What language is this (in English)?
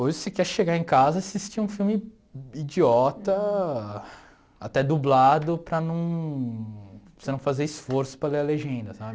Portuguese